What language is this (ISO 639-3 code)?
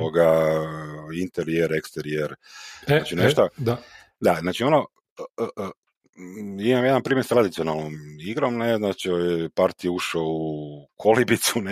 hrv